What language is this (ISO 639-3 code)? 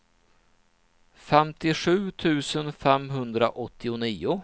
swe